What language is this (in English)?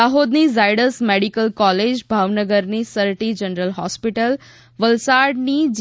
Gujarati